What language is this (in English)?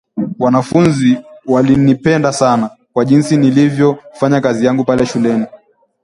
Swahili